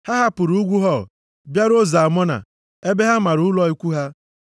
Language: Igbo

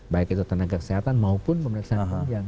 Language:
Indonesian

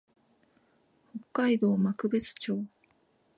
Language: Japanese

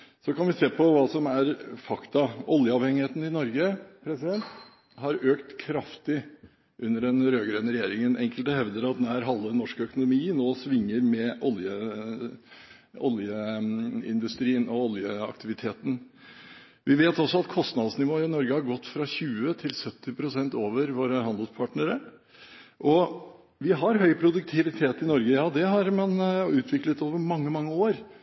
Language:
Norwegian Bokmål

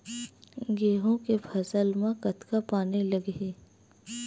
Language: Chhattisgarhi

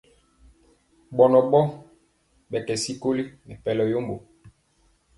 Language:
Mpiemo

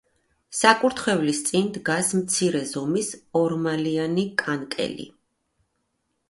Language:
Georgian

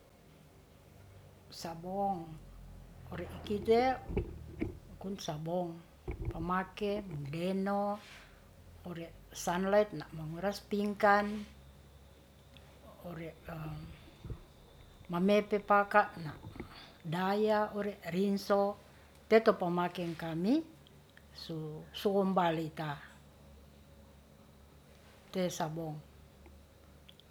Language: Ratahan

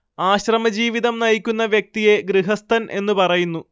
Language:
Malayalam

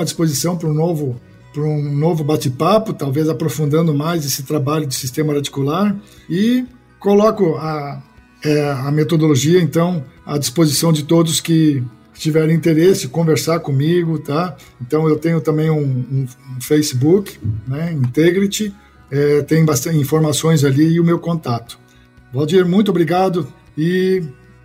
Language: Portuguese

